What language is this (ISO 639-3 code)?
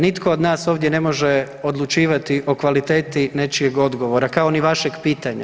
hrv